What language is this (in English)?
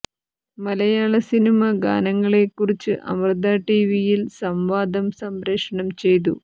Malayalam